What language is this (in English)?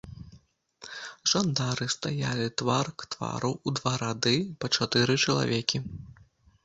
Belarusian